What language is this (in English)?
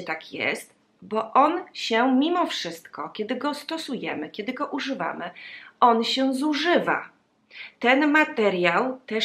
Polish